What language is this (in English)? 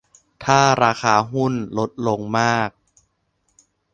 Thai